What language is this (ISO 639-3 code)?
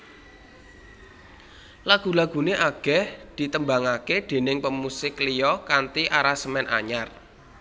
jav